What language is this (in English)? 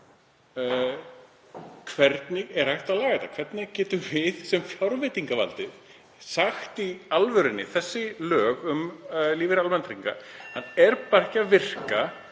Icelandic